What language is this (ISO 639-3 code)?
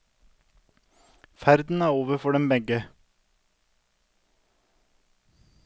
nor